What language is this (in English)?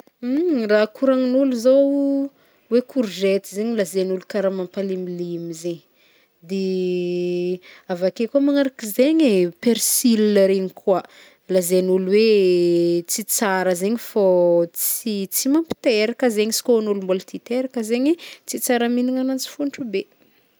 Northern Betsimisaraka Malagasy